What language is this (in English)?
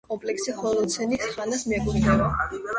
Georgian